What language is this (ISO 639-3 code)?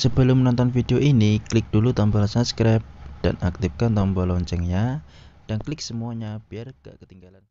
ind